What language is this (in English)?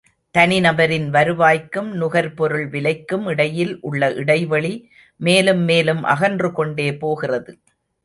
Tamil